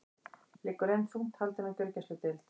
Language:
Icelandic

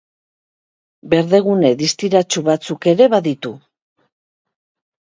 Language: Basque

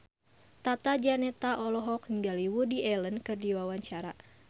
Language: Sundanese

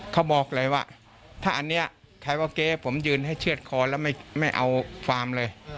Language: Thai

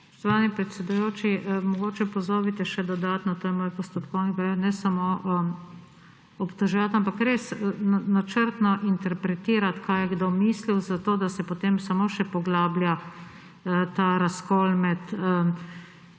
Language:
Slovenian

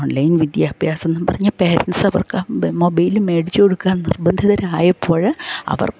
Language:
Malayalam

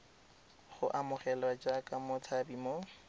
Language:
Tswana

